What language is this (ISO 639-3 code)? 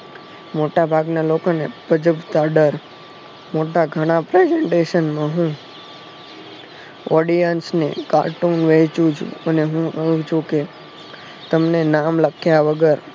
guj